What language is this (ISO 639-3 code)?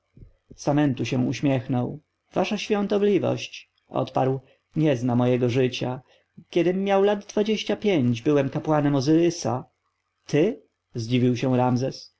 pol